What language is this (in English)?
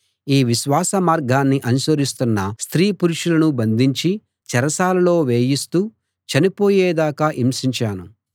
Telugu